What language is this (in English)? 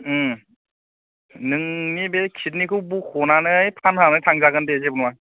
Bodo